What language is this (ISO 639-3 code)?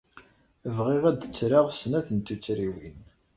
kab